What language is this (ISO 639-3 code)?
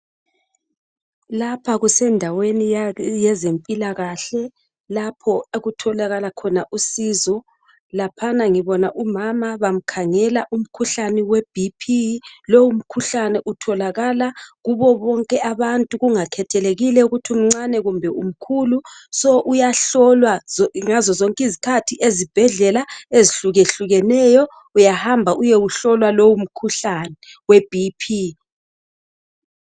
nde